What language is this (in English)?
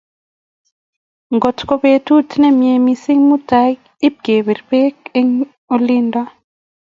Kalenjin